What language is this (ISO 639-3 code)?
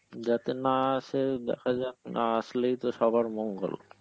ben